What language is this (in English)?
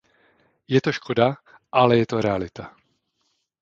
Czech